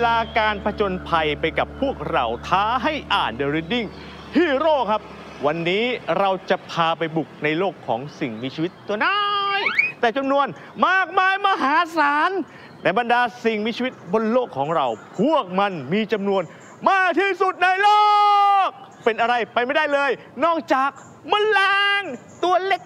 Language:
Thai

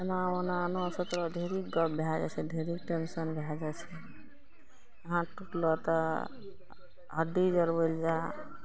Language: Maithili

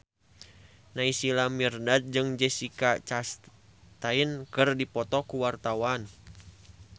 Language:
Sundanese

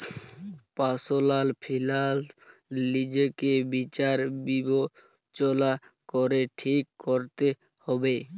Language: Bangla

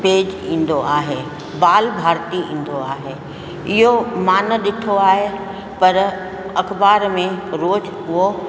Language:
Sindhi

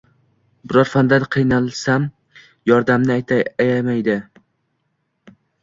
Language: Uzbek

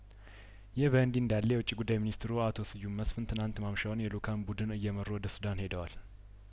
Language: Amharic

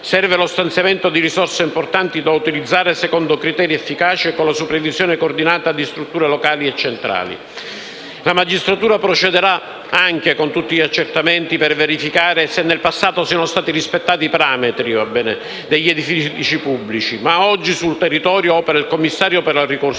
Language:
Italian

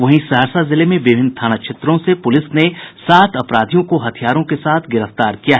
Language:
Hindi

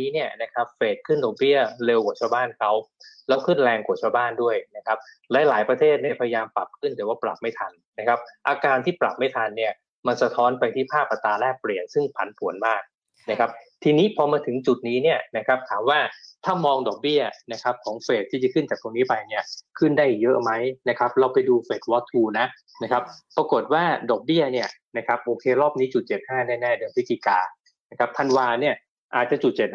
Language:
Thai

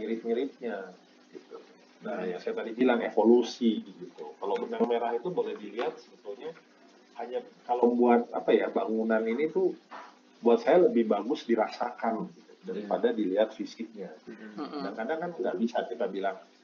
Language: Indonesian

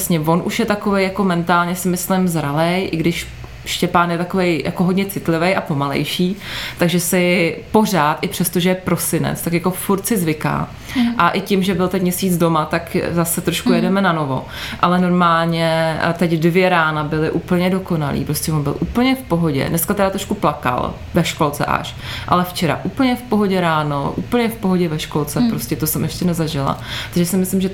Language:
Czech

